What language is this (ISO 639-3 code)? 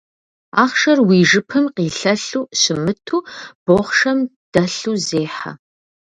kbd